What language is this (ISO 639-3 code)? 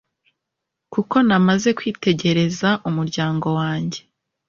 kin